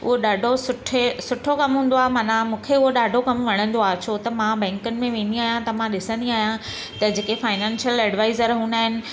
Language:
Sindhi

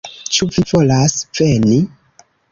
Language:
Esperanto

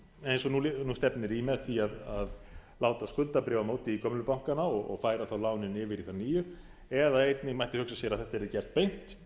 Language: Icelandic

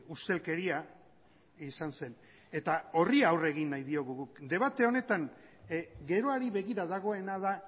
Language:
Basque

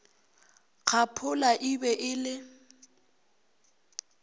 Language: Northern Sotho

